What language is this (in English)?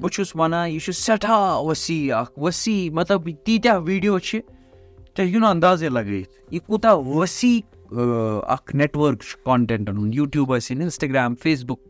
Urdu